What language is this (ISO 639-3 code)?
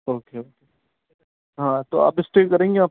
urd